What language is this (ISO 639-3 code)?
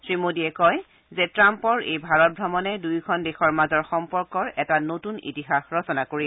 asm